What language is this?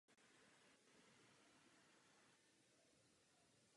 Czech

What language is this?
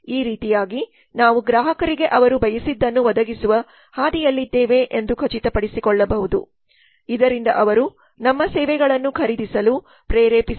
Kannada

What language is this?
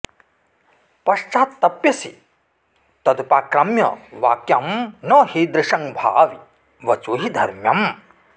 Sanskrit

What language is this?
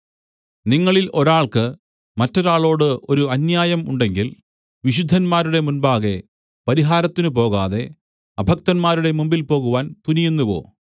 Malayalam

